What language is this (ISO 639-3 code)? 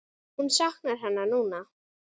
isl